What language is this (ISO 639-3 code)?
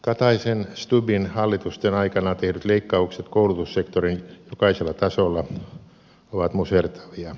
fin